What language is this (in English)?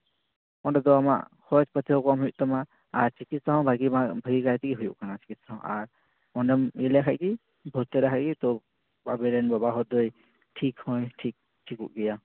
Santali